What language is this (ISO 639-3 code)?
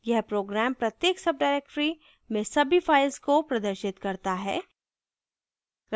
hin